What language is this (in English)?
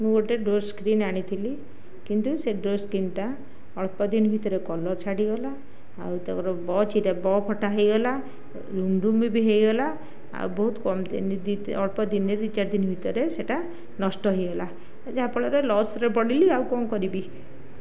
Odia